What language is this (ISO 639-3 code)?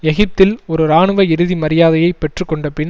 tam